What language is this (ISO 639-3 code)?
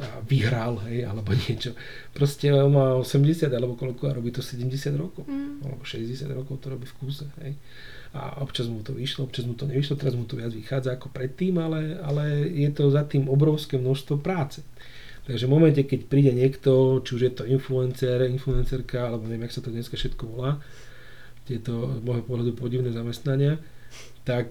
slk